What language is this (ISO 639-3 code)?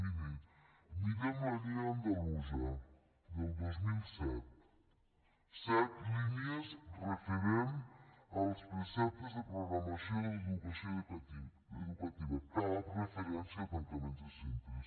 cat